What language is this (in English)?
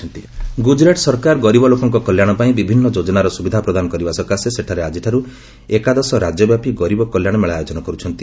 Odia